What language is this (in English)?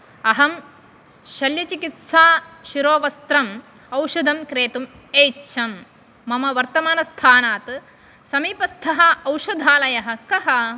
Sanskrit